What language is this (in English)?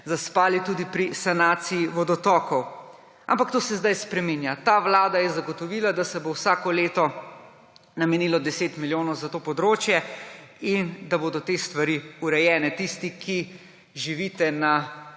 Slovenian